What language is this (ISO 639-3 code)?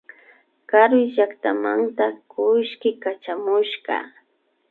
qvi